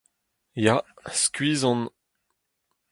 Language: Breton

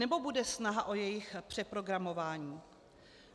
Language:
Czech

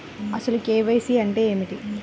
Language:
Telugu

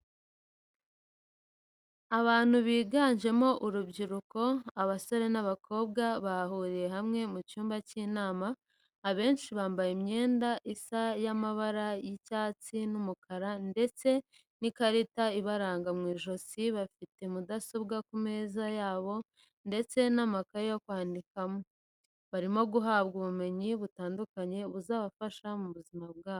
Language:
Kinyarwanda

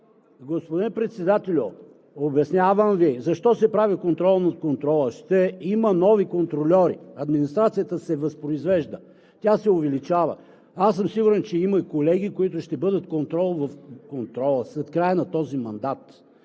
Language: Bulgarian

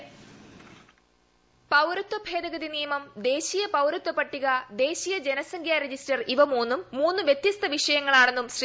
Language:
Malayalam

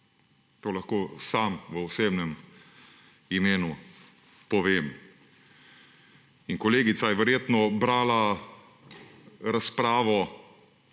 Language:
Slovenian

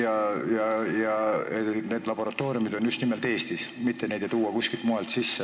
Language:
Estonian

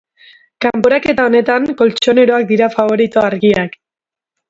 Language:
Basque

